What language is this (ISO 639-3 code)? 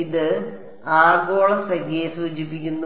mal